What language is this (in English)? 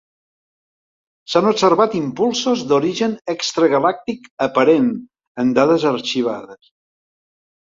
Catalan